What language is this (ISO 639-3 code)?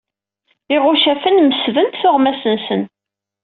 kab